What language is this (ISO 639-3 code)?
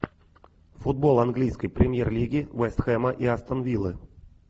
rus